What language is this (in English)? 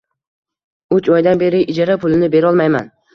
Uzbek